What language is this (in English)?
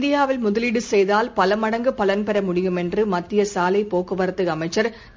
Tamil